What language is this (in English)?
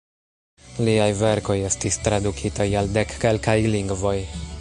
Esperanto